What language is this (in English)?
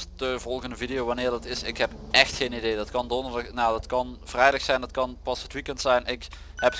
Dutch